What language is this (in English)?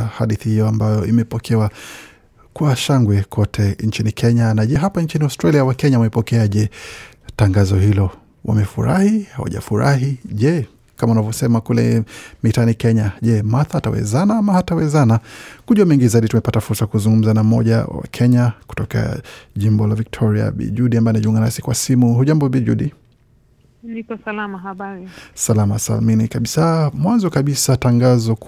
Swahili